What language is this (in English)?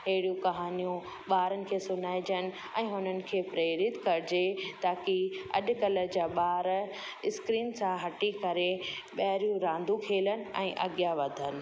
Sindhi